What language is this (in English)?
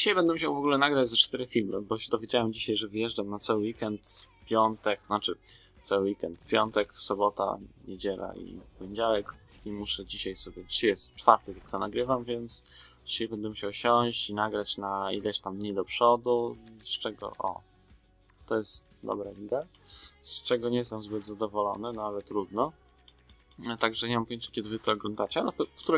Polish